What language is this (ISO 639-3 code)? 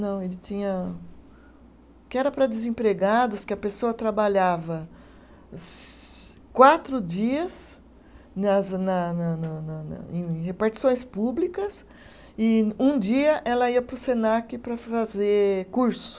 por